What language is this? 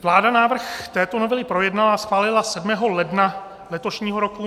Czech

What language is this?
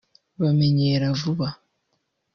Kinyarwanda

